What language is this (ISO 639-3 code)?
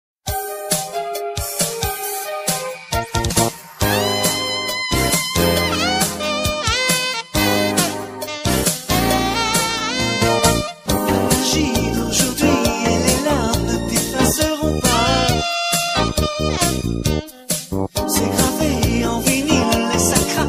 vie